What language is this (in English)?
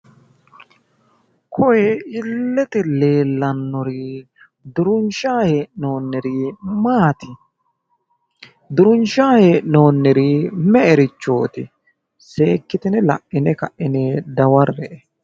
Sidamo